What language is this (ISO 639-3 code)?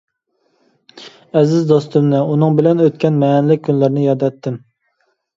uig